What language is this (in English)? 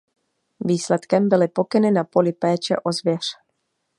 Czech